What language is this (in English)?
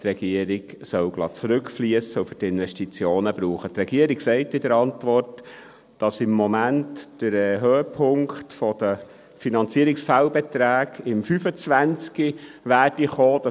Swiss German